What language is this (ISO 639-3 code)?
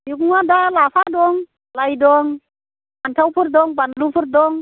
brx